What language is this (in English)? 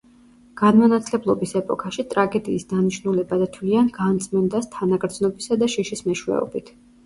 Georgian